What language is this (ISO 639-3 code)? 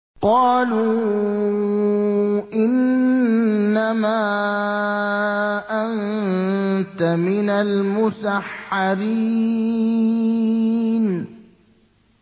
ara